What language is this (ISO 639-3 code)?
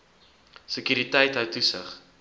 afr